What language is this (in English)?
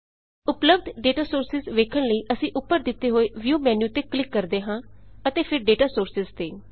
Punjabi